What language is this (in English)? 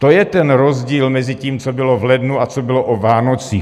Czech